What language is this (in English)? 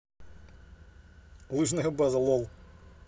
Russian